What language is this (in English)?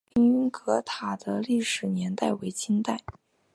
Chinese